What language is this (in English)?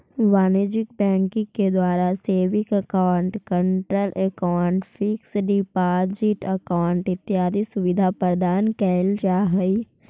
Magahi